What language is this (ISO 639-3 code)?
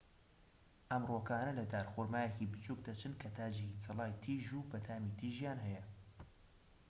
ckb